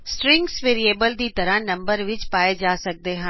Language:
Punjabi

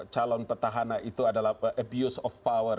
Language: Indonesian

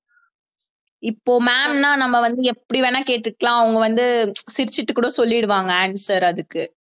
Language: Tamil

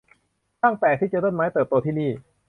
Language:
Thai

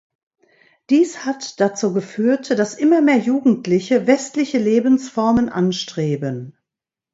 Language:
German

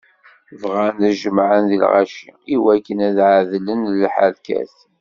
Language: Kabyle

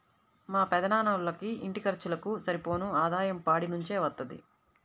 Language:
Telugu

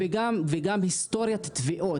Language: Hebrew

